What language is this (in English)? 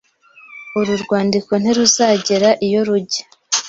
Kinyarwanda